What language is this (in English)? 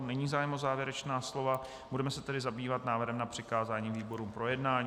Czech